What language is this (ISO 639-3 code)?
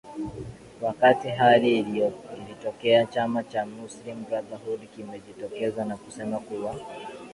swa